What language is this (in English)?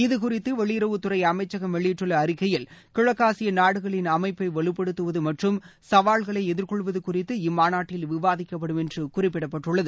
Tamil